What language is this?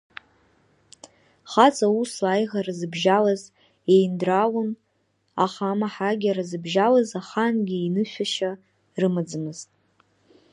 Abkhazian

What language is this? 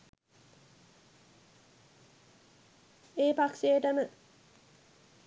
Sinhala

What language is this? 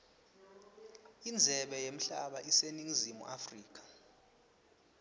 Swati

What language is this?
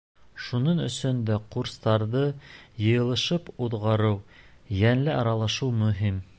Bashkir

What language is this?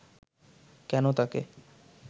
Bangla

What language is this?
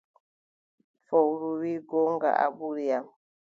Adamawa Fulfulde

